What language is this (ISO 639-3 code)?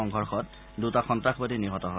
asm